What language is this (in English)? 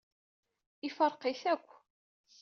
Kabyle